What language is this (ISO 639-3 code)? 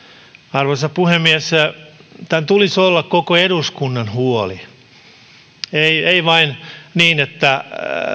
fin